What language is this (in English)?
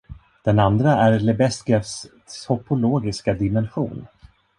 Swedish